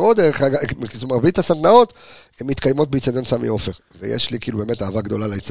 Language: Hebrew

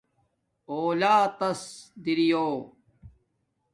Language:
Domaaki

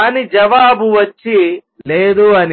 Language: Telugu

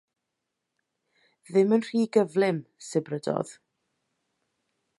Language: Welsh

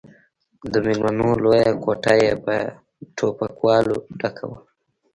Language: Pashto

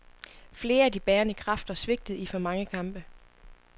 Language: Danish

